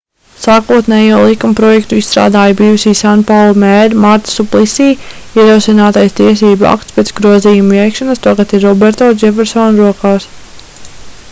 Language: Latvian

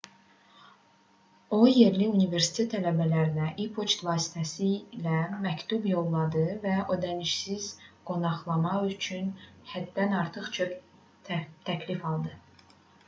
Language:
Azerbaijani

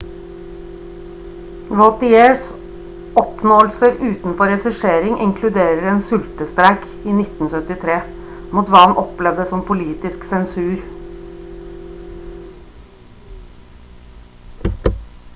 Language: Norwegian Bokmål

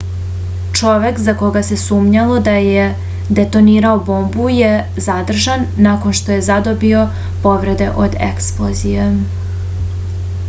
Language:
Serbian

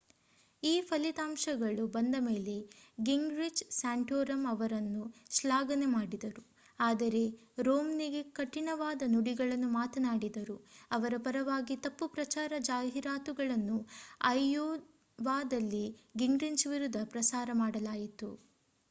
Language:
Kannada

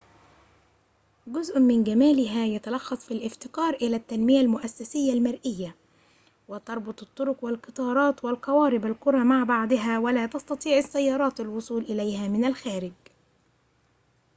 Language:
Arabic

